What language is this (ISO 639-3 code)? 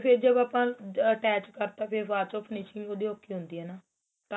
pan